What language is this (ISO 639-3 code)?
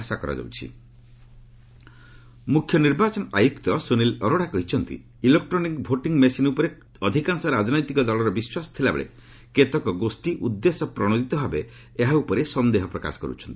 ori